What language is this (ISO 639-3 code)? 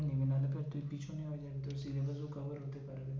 ben